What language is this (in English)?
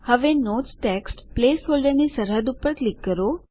Gujarati